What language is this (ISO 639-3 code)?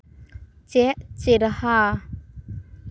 sat